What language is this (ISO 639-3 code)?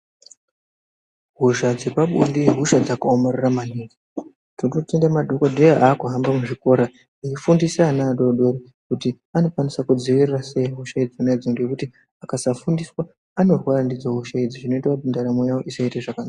ndc